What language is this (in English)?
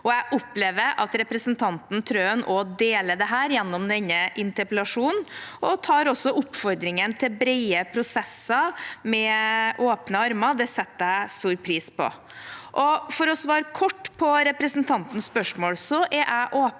Norwegian